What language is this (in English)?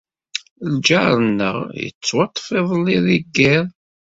Kabyle